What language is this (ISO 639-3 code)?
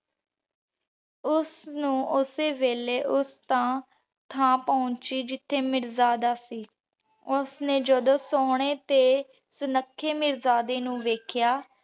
pan